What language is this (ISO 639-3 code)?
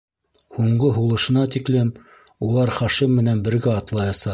bak